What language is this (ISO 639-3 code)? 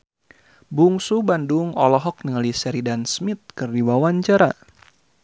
sun